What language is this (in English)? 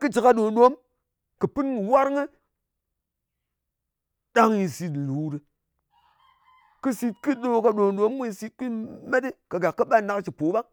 Ngas